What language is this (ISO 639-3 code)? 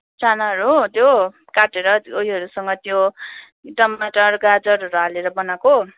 nep